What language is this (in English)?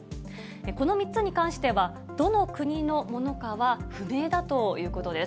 Japanese